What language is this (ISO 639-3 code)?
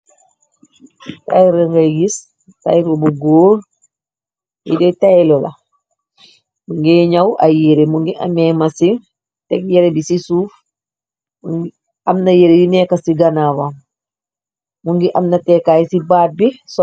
wol